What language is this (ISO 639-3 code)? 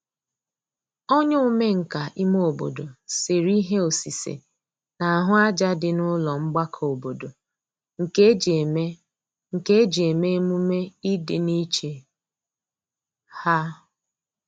ibo